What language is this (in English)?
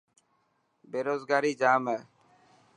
Dhatki